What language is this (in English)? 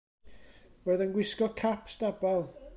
Welsh